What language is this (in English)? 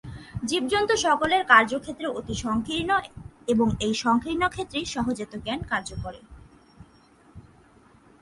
Bangla